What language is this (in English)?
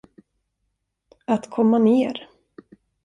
Swedish